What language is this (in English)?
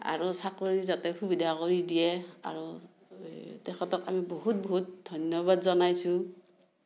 Assamese